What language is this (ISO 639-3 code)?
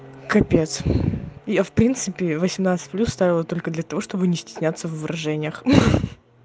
rus